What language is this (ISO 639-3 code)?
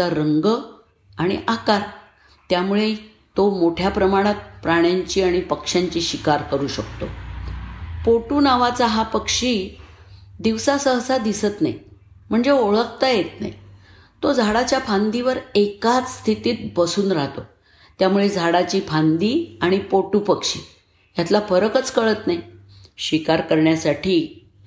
mar